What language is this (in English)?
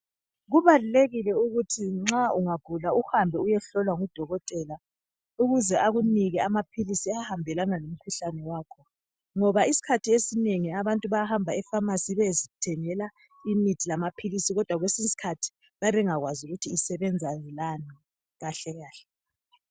North Ndebele